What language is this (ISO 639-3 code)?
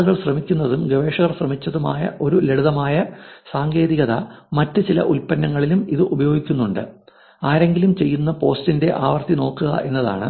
mal